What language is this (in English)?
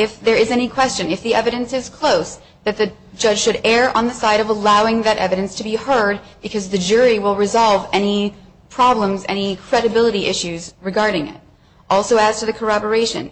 English